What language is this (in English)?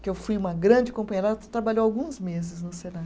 Portuguese